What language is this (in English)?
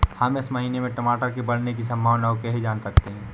Hindi